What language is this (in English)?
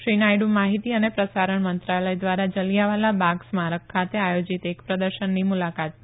Gujarati